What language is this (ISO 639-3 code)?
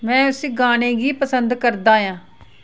doi